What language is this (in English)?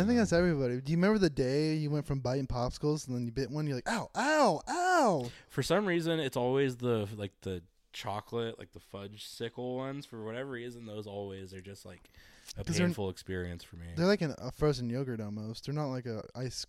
English